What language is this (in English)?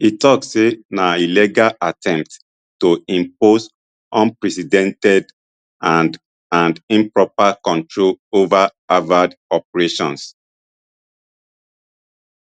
Nigerian Pidgin